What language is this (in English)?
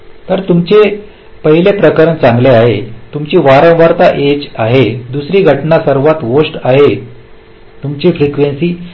Marathi